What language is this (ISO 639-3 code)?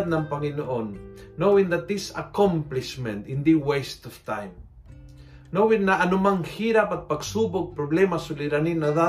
fil